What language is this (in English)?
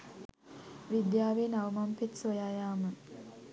Sinhala